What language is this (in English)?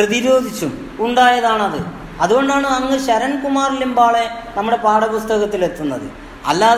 Malayalam